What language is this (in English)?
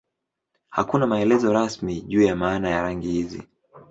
Swahili